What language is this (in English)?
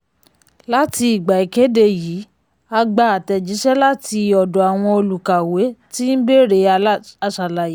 Yoruba